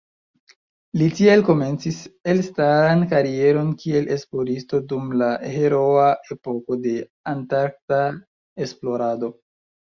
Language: Esperanto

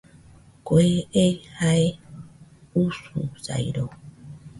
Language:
Nüpode Huitoto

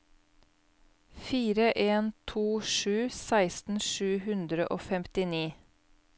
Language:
Norwegian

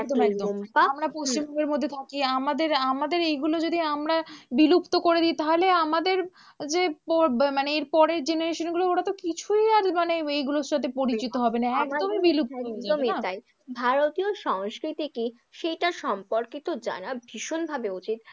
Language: Bangla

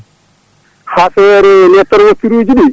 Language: Fula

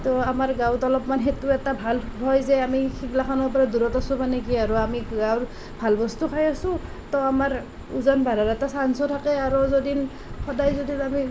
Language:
Assamese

